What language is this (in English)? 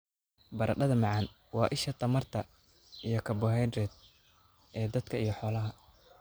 Somali